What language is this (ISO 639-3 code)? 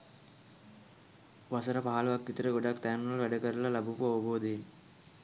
sin